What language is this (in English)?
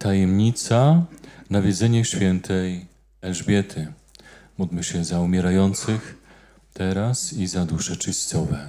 Polish